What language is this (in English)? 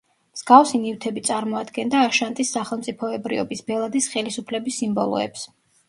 Georgian